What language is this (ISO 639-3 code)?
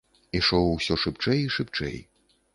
bel